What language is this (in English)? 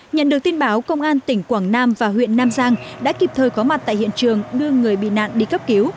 Vietnamese